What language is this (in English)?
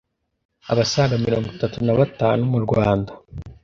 Kinyarwanda